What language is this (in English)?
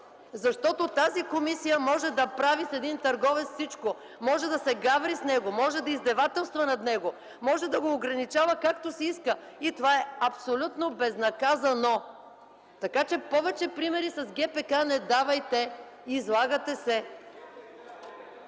Bulgarian